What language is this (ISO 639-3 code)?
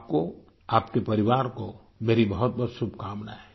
hin